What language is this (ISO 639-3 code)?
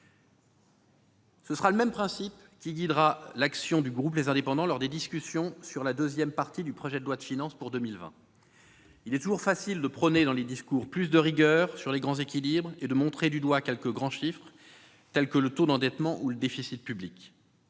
fra